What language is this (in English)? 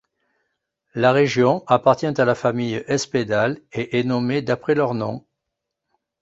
French